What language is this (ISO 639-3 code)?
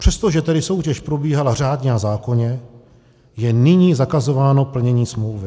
ces